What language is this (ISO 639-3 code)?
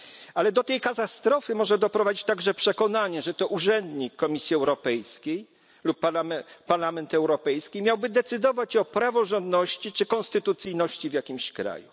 pol